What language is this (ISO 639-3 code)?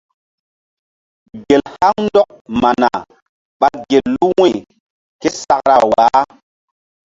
mdd